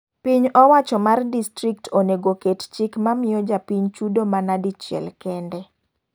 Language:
Luo (Kenya and Tanzania)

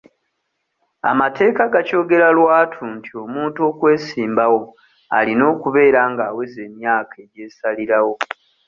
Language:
Ganda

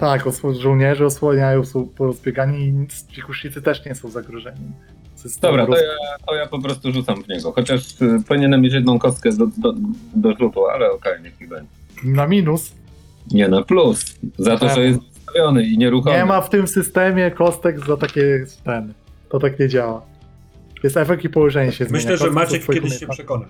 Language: Polish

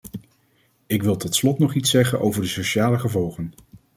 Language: Dutch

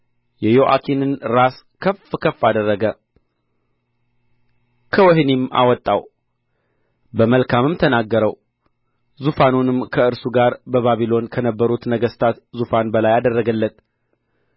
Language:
Amharic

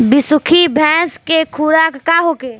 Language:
Bhojpuri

